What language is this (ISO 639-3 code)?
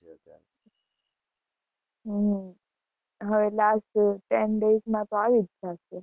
guj